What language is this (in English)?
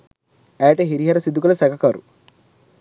Sinhala